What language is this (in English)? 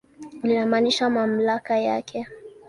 Swahili